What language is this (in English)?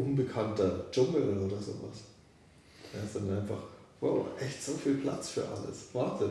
German